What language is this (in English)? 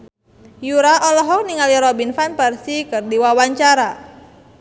Sundanese